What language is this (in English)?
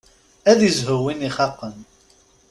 Kabyle